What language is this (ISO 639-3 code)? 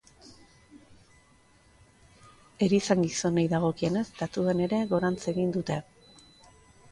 eus